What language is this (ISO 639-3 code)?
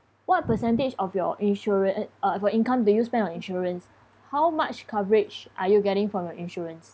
eng